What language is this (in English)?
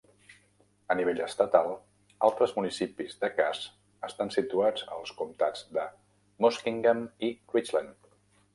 Catalan